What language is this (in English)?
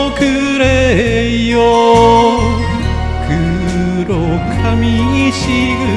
Japanese